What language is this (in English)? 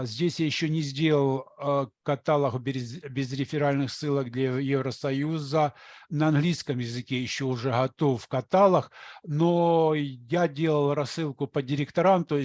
Russian